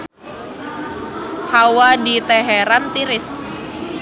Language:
Sundanese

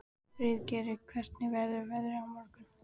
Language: Icelandic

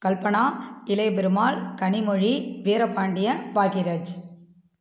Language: Tamil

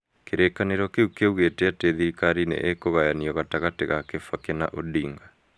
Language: Kikuyu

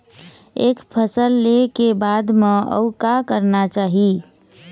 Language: Chhattisgarhi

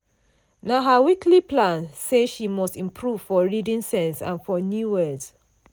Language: Nigerian Pidgin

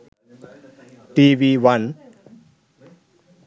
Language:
Sinhala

